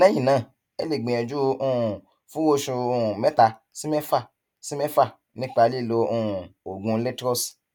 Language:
Yoruba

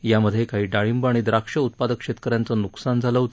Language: Marathi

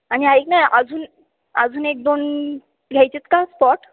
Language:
Marathi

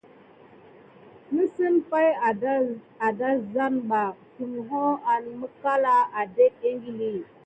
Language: Gidar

